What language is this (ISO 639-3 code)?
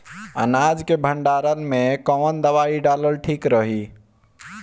bho